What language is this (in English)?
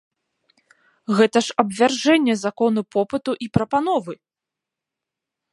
Belarusian